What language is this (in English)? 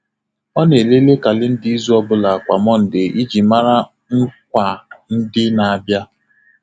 Igbo